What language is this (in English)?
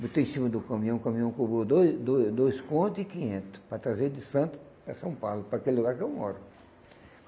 Portuguese